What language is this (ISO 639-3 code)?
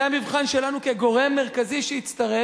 heb